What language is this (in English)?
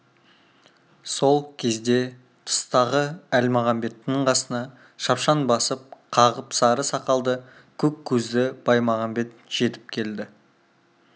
Kazakh